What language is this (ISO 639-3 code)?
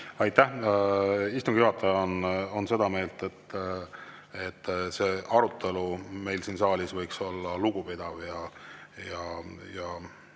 est